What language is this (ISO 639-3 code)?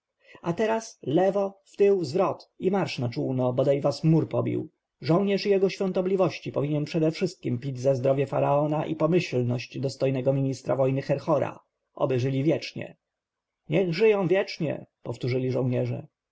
pol